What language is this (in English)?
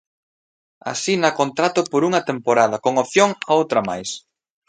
Galician